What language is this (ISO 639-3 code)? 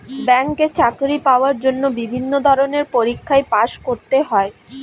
ben